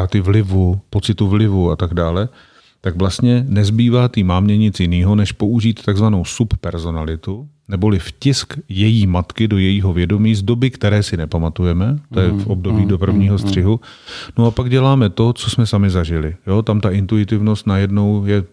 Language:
Czech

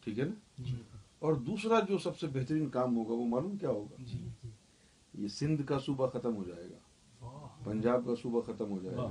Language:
Urdu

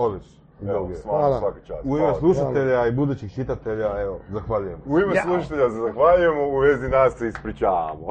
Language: Croatian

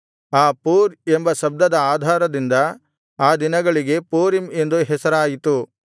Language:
Kannada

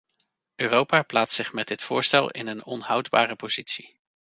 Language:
Dutch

